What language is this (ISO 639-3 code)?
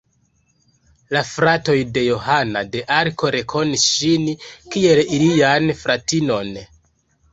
epo